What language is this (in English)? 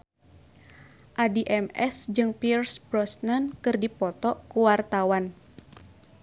Sundanese